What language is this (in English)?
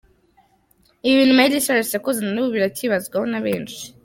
Kinyarwanda